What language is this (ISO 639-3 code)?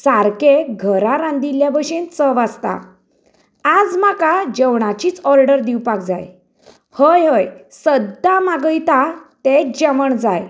kok